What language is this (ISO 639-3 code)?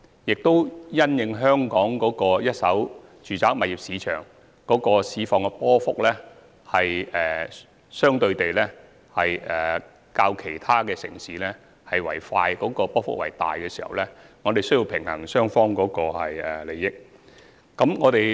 yue